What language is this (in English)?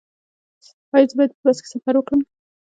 Pashto